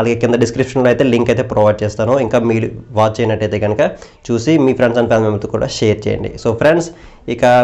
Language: Indonesian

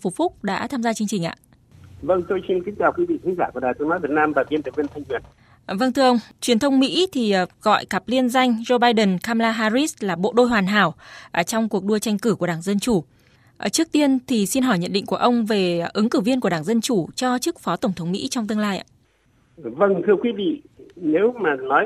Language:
Vietnamese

